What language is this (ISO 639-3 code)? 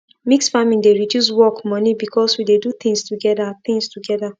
pcm